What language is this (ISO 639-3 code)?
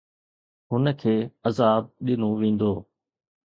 snd